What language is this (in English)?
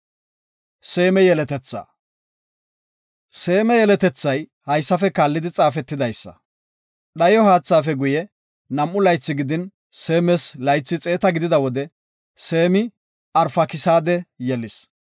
Gofa